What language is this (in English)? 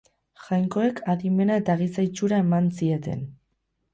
Basque